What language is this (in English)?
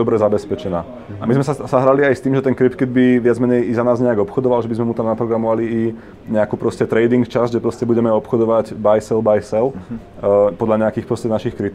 Slovak